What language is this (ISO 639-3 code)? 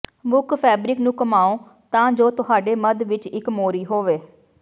pan